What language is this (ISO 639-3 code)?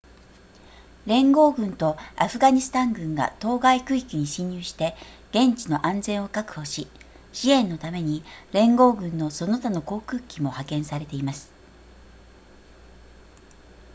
jpn